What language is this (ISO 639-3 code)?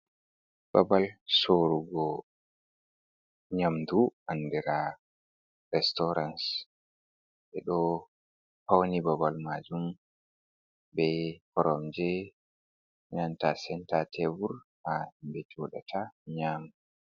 ful